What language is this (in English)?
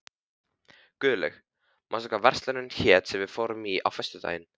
Icelandic